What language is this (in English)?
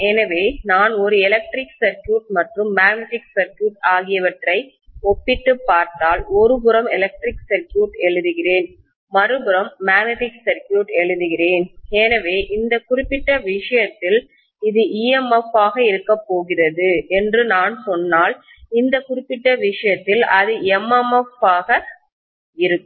Tamil